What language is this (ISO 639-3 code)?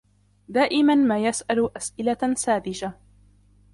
ara